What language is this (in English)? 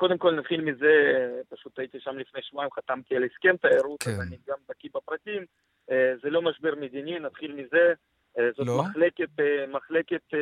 Hebrew